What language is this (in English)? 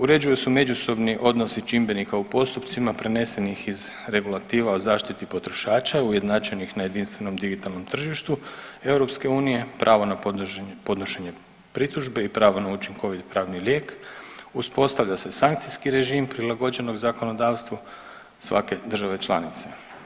Croatian